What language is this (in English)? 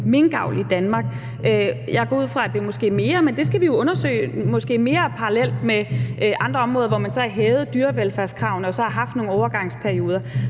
Danish